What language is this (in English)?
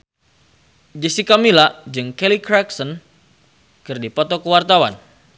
Sundanese